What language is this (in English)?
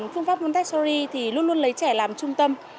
Vietnamese